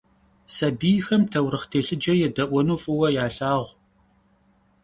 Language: Kabardian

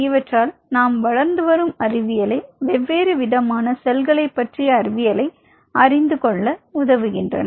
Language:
Tamil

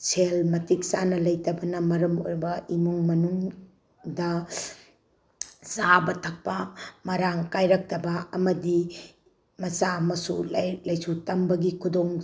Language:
Manipuri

